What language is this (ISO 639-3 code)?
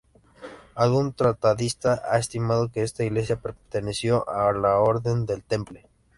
spa